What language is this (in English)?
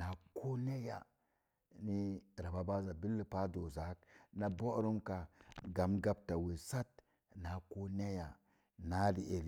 Mom Jango